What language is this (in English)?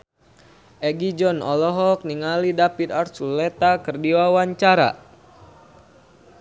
Sundanese